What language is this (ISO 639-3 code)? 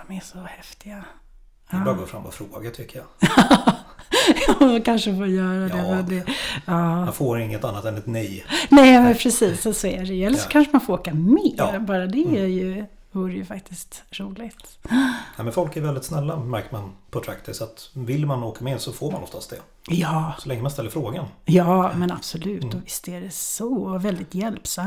swe